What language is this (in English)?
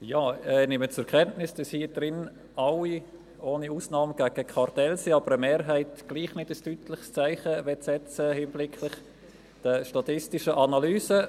Swiss German